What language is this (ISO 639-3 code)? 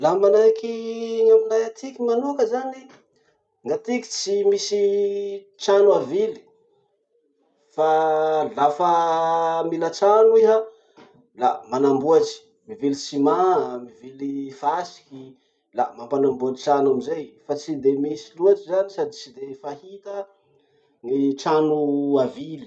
msh